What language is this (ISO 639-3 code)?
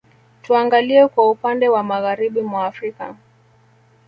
swa